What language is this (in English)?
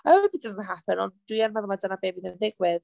Welsh